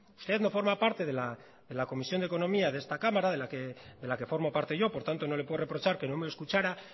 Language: Spanish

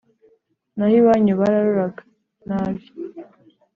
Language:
Kinyarwanda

